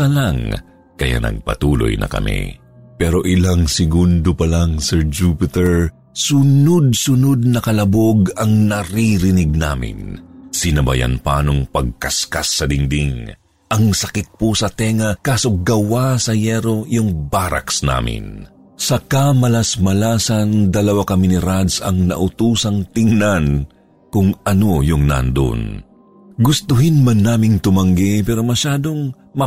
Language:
Filipino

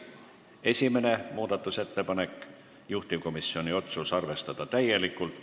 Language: Estonian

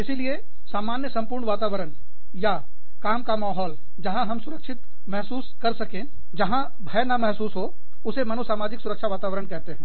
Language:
Hindi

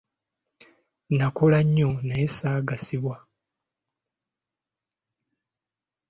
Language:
Ganda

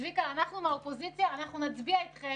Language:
Hebrew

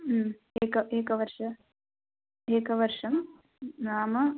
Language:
Sanskrit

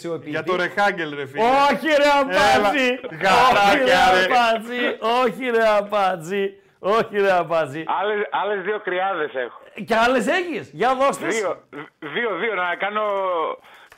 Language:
Greek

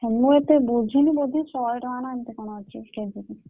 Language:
Odia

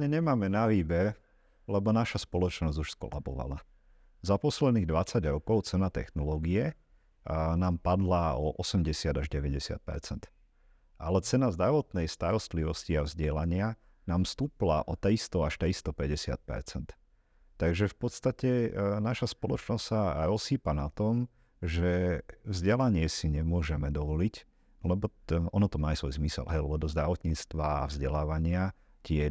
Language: Slovak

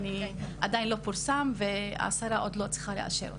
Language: Hebrew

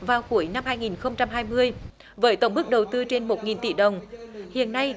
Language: Vietnamese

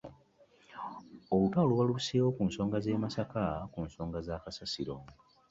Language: Ganda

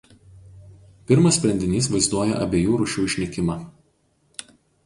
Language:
Lithuanian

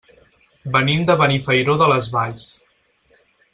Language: Catalan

